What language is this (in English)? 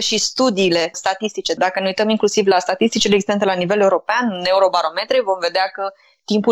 Romanian